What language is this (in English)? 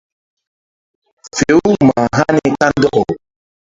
Mbum